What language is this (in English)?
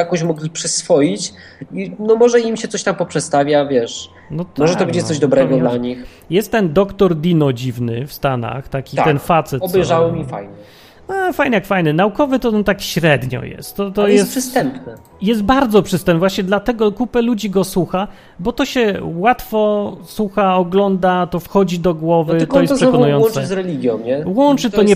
Polish